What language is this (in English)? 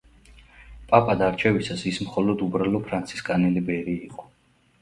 Georgian